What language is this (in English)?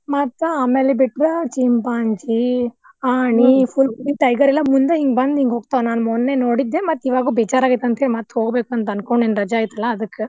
Kannada